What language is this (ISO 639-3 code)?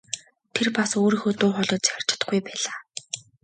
mon